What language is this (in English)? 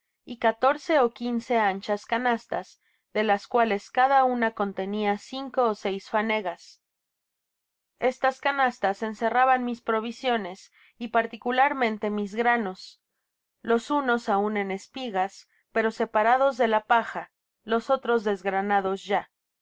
Spanish